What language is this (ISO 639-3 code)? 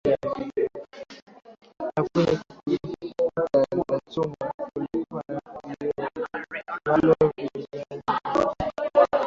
swa